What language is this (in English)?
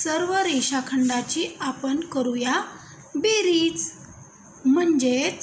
Hindi